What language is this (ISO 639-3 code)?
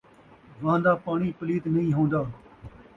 skr